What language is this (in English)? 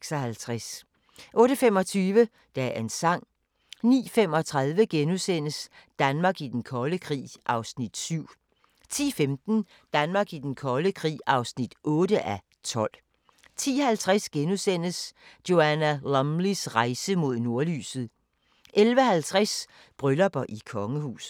Danish